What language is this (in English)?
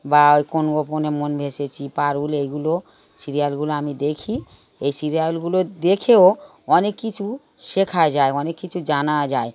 Bangla